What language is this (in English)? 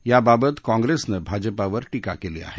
Marathi